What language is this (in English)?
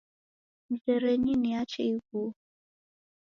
Taita